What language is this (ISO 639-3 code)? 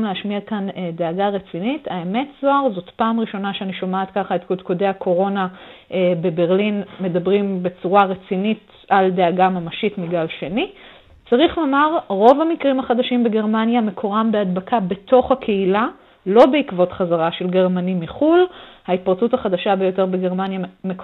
heb